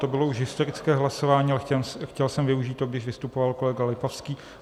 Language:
Czech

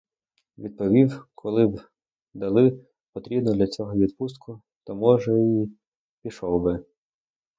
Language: Ukrainian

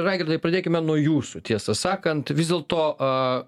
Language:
Lithuanian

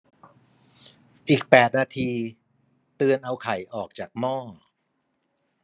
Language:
Thai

